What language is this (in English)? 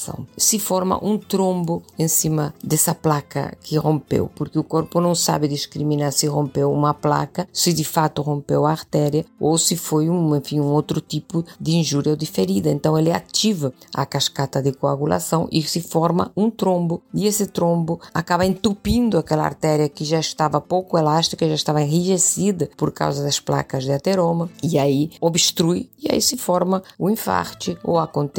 Portuguese